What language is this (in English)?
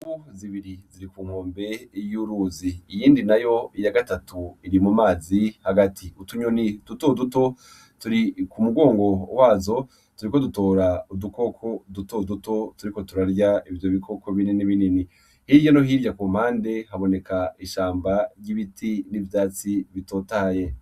Rundi